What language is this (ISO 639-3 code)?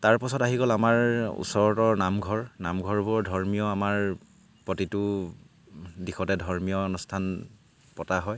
asm